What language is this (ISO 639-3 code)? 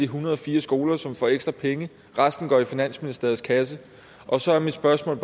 dan